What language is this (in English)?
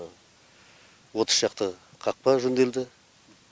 Kazakh